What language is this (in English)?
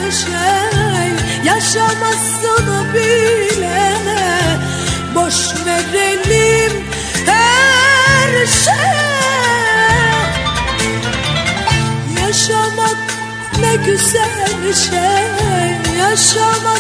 Turkish